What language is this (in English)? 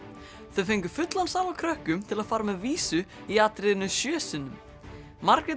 Icelandic